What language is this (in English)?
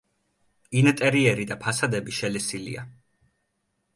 Georgian